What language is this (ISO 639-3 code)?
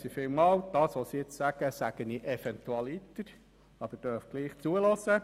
gsw